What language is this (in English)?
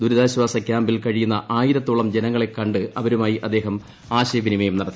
Malayalam